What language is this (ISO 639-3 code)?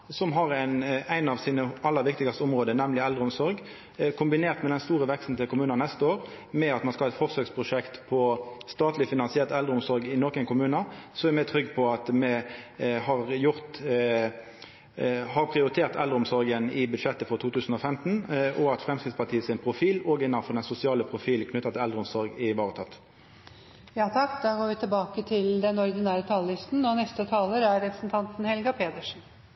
nno